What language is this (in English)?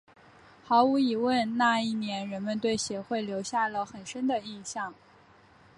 Chinese